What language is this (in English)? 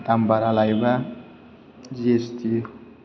Bodo